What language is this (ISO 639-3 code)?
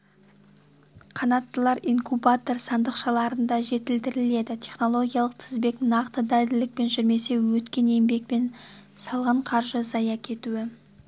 kaz